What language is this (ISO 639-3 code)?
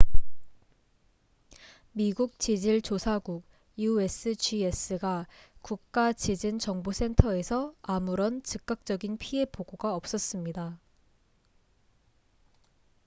kor